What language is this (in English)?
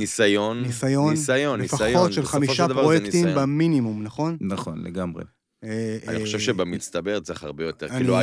Hebrew